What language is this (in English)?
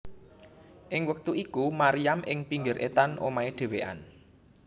Javanese